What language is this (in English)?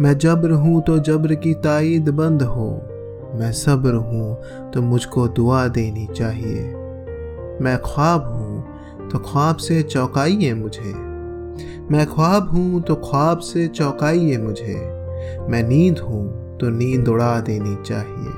Hindi